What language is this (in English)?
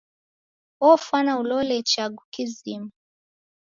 Taita